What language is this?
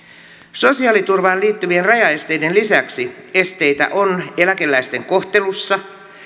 Finnish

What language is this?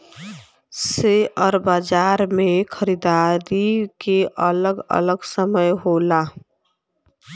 Bhojpuri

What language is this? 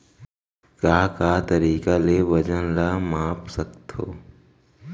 Chhattisgarhi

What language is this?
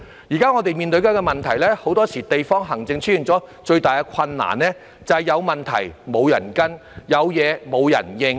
Cantonese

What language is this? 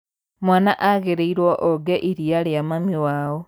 Kikuyu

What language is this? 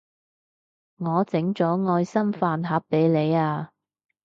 Cantonese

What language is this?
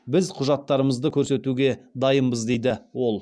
Kazakh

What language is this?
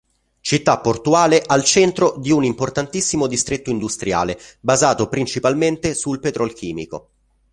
Italian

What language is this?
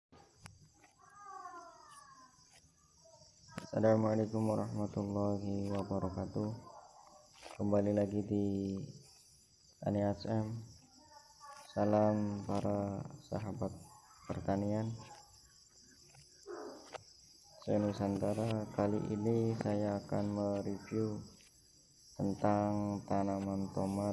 Indonesian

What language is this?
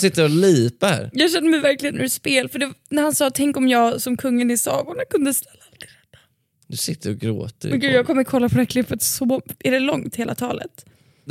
Swedish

